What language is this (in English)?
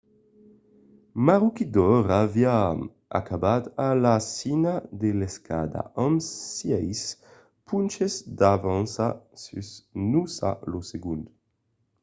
Occitan